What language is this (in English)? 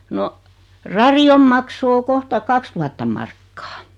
Finnish